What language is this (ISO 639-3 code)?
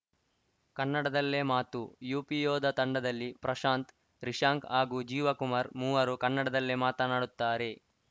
kan